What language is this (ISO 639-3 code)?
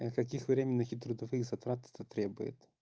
rus